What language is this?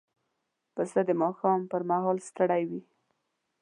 Pashto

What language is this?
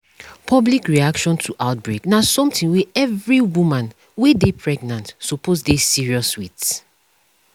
Nigerian Pidgin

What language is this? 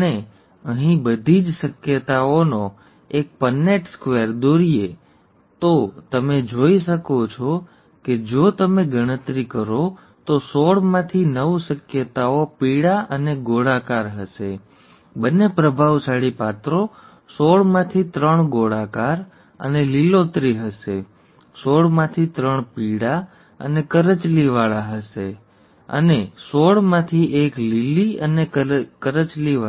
Gujarati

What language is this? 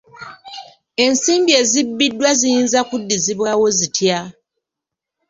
Ganda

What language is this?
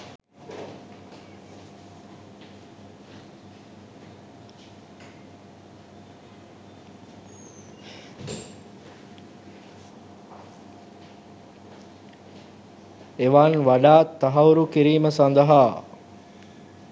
Sinhala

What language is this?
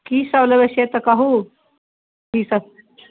Maithili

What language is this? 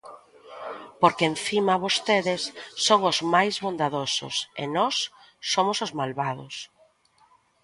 Galician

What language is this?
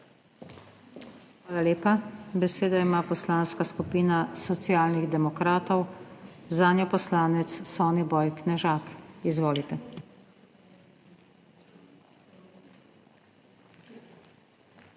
Slovenian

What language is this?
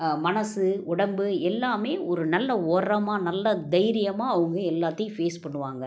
Tamil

